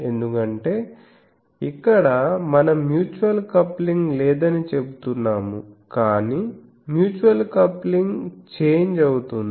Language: Telugu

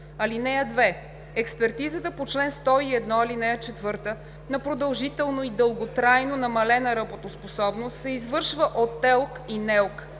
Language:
Bulgarian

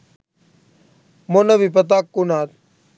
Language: Sinhala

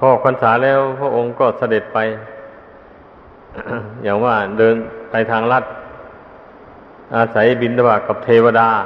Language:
Thai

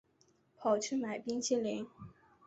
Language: Chinese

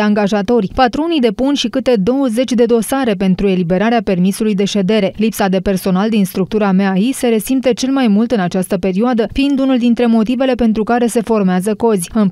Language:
Romanian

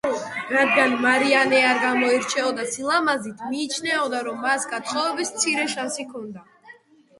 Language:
Georgian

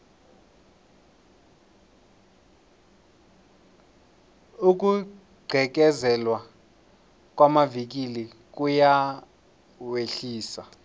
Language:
South Ndebele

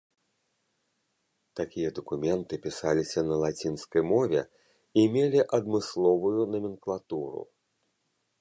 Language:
Belarusian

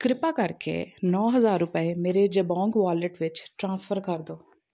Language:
Punjabi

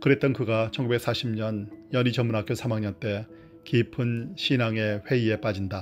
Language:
Korean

